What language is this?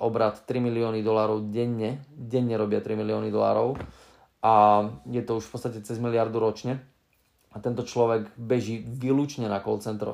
Slovak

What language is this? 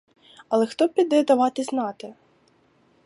Ukrainian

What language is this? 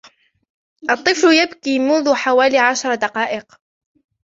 Arabic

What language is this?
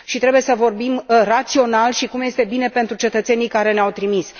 Romanian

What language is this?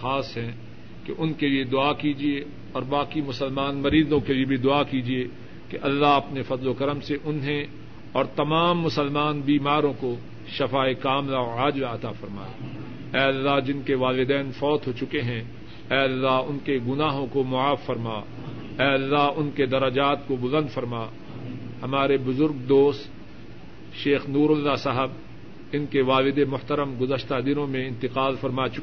Urdu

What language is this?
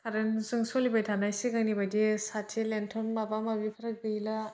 Bodo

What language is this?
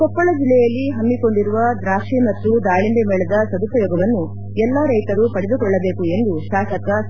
Kannada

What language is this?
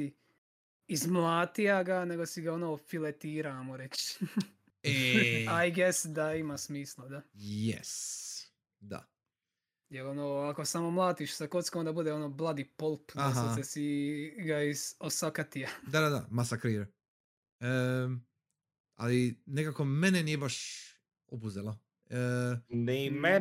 Croatian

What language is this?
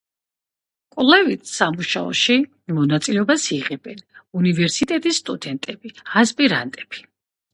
Georgian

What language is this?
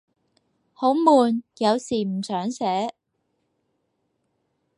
Cantonese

